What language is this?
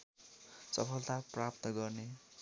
Nepali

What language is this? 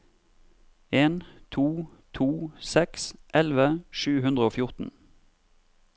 Norwegian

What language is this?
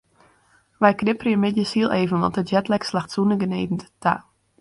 Western Frisian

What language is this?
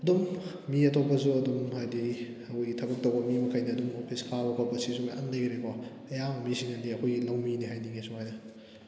Manipuri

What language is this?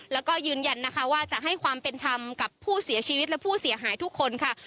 Thai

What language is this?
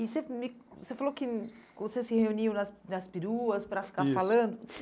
Portuguese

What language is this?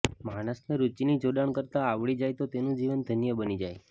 Gujarati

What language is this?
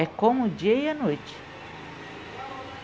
Portuguese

